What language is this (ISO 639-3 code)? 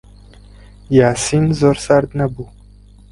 ckb